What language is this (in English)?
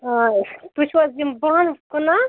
Kashmiri